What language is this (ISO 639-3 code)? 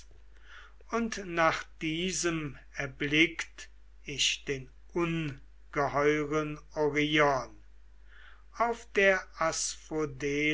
deu